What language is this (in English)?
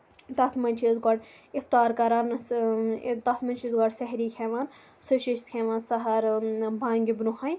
Kashmiri